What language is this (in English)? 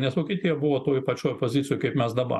Lithuanian